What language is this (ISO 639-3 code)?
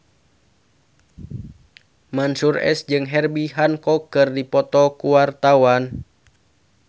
sun